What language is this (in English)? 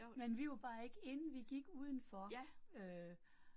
Danish